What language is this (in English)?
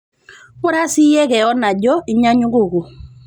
Masai